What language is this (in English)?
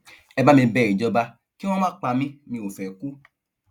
Yoruba